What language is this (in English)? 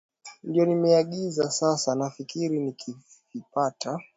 Swahili